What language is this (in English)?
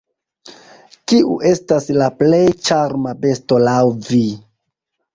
Esperanto